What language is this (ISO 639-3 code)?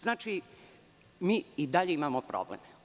srp